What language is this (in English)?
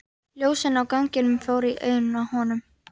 Icelandic